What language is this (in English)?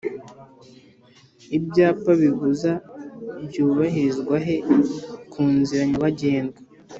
Kinyarwanda